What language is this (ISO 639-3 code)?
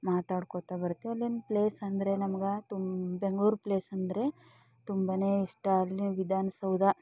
kan